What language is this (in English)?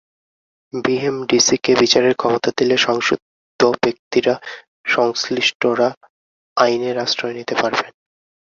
Bangla